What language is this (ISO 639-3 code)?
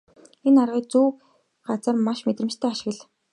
mon